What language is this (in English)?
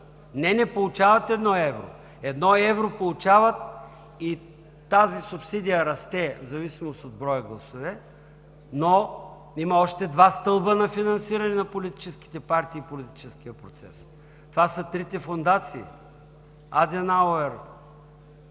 Bulgarian